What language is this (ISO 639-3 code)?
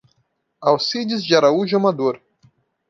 por